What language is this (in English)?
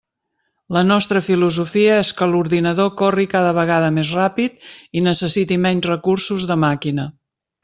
Catalan